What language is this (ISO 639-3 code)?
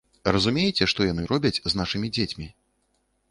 bel